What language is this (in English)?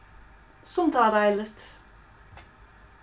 Faroese